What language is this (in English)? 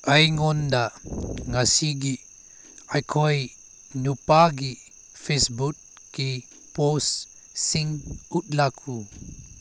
Manipuri